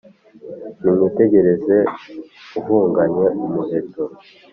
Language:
Kinyarwanda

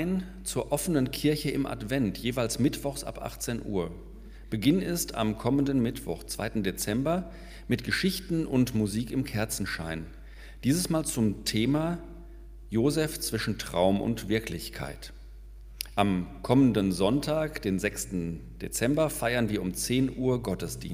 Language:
German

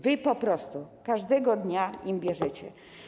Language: Polish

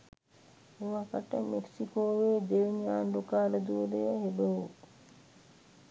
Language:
Sinhala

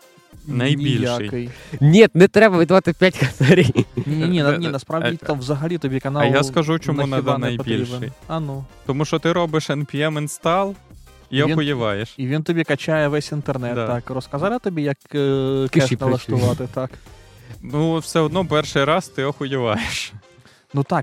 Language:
Ukrainian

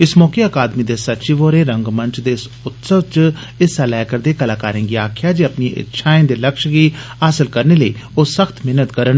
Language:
Dogri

